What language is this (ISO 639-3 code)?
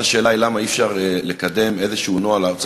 heb